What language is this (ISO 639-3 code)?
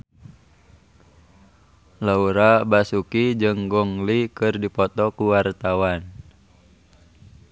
sun